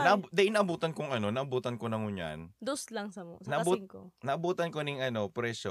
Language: Filipino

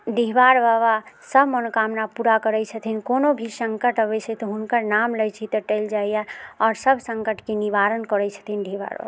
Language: Maithili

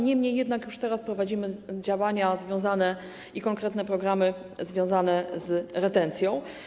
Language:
Polish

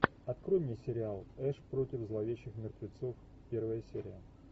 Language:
Russian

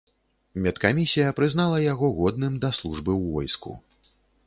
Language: Belarusian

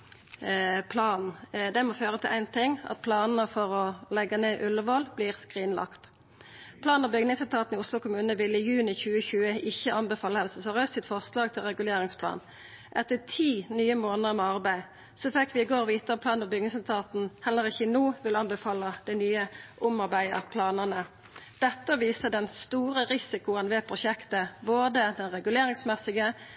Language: Norwegian Nynorsk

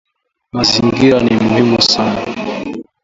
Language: Swahili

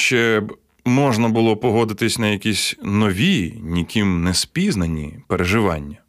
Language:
Ukrainian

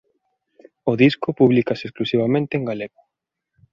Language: Galician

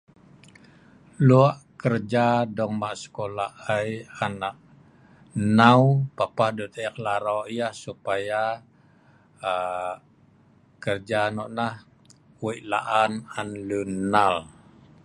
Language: Sa'ban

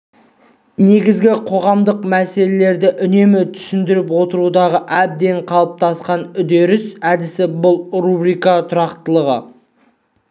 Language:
Kazakh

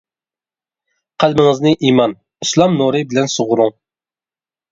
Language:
Uyghur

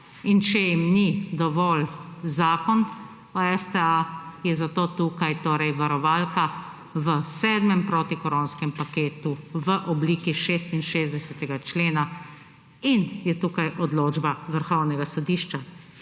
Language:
Slovenian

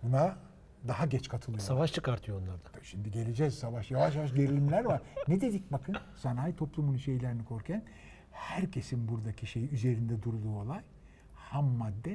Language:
Turkish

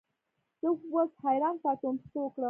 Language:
Pashto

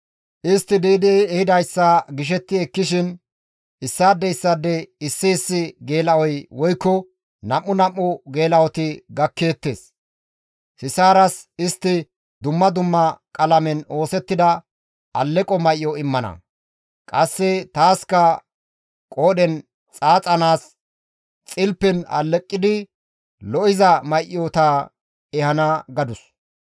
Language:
Gamo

